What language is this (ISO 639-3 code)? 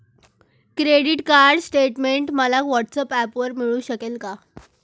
mar